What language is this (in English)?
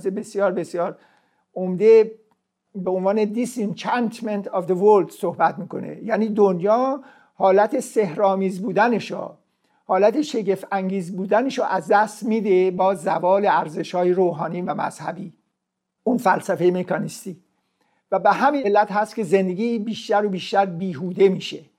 Persian